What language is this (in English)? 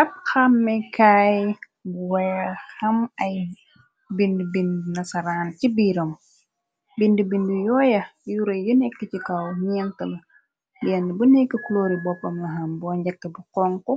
Wolof